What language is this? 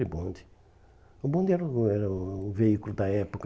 Portuguese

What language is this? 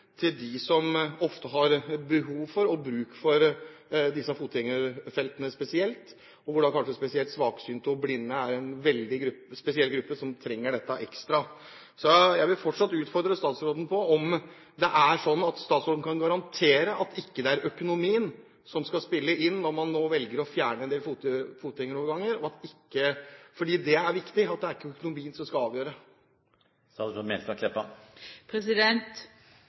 Norwegian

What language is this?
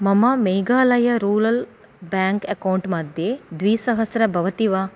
Sanskrit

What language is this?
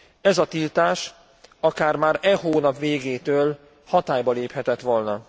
Hungarian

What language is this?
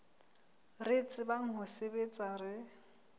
Southern Sotho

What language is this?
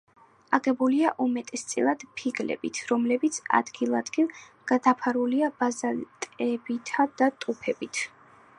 Georgian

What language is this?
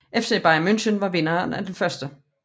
Danish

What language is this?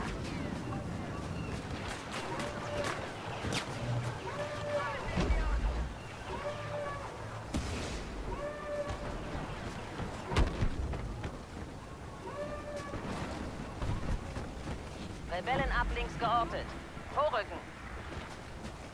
German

